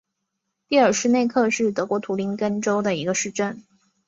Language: Chinese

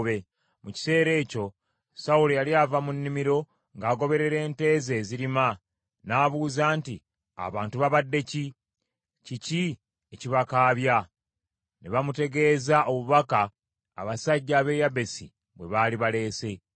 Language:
Ganda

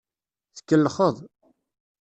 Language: Kabyle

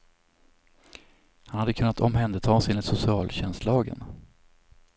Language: Swedish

